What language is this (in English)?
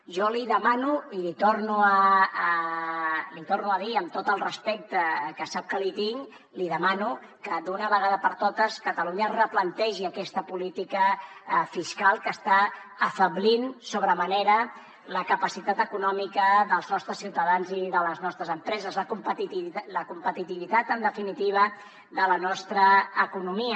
Catalan